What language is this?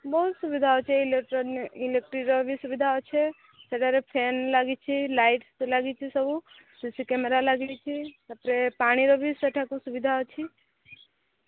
Odia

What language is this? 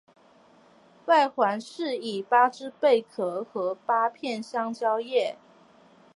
Chinese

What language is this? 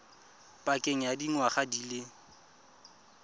Tswana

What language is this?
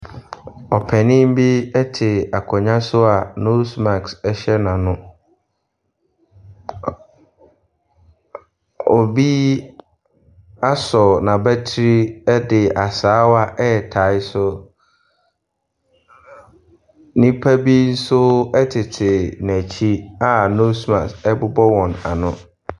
Akan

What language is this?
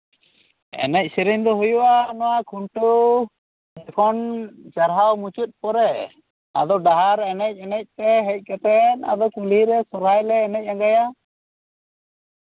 Santali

